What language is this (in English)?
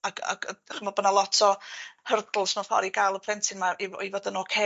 Welsh